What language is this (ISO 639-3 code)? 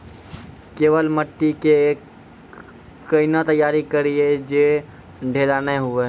mai